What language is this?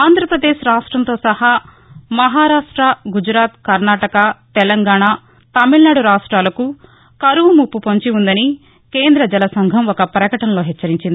Telugu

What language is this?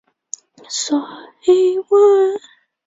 Chinese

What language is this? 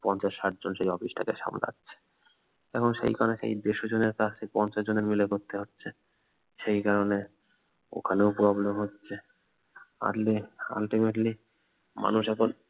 Bangla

